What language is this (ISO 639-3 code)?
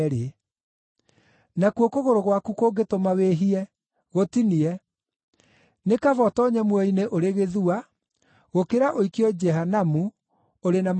kik